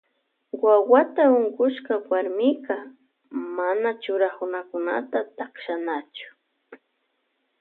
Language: Loja Highland Quichua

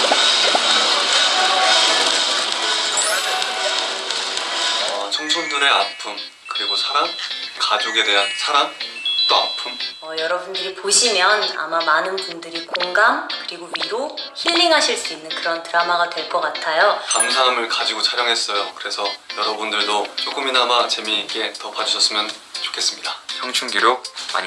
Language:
Korean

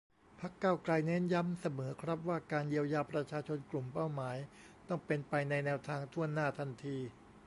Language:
Thai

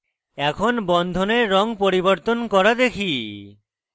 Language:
Bangla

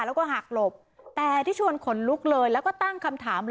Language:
Thai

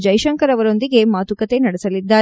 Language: Kannada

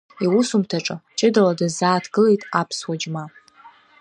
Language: Abkhazian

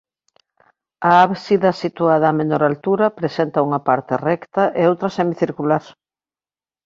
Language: Galician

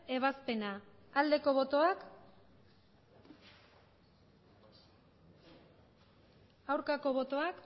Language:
Basque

